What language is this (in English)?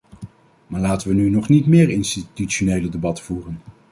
Dutch